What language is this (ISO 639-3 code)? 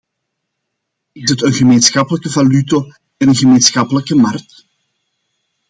nld